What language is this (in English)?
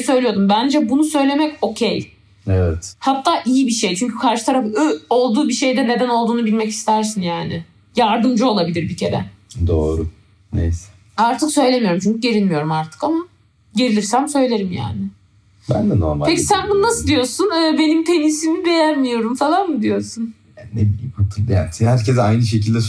Turkish